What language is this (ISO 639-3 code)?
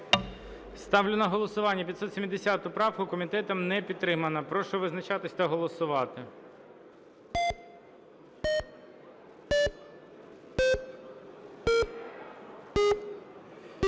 ukr